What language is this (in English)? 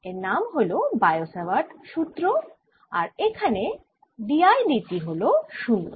Bangla